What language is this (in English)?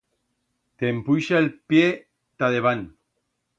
Aragonese